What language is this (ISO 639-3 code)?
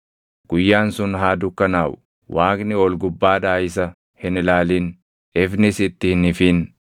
orm